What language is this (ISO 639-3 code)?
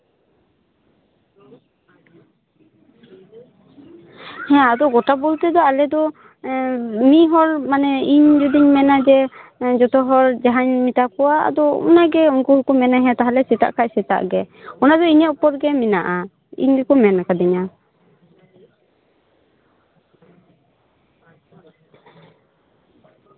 sat